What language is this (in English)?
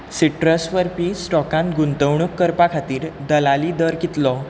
Konkani